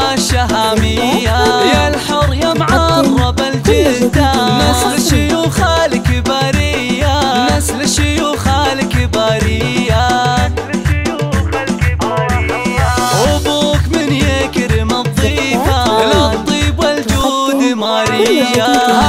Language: Arabic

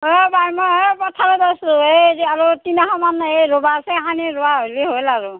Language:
Assamese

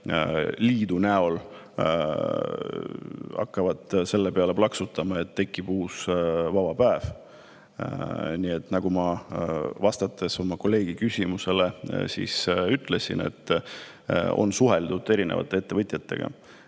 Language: Estonian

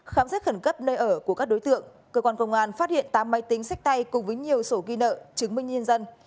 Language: Vietnamese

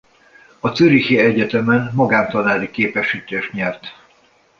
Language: Hungarian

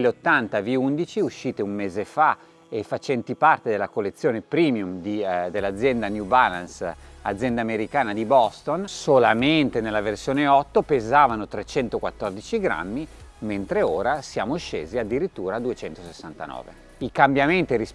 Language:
Italian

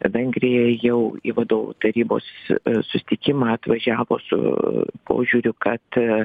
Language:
Lithuanian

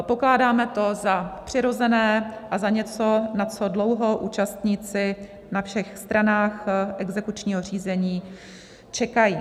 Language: Czech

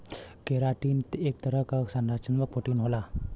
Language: Bhojpuri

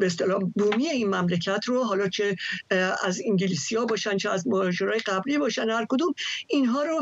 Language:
Persian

